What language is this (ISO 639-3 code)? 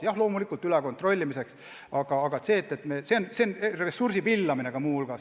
est